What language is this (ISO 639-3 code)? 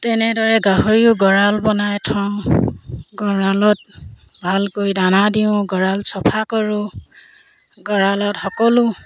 asm